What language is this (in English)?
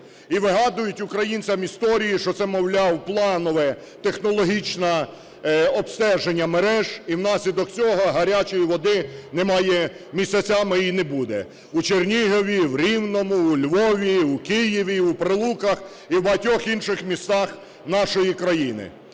Ukrainian